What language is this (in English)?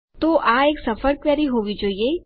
Gujarati